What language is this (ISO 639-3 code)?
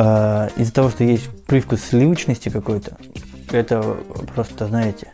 rus